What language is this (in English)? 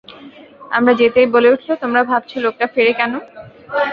Bangla